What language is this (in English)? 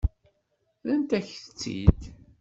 Kabyle